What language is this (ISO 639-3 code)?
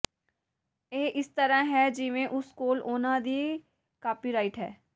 pan